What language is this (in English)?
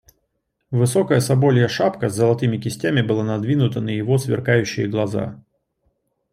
Russian